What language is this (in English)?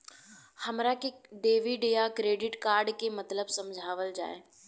Bhojpuri